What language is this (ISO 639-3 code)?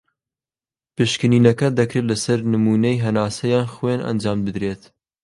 ckb